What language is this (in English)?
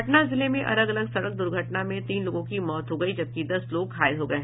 Hindi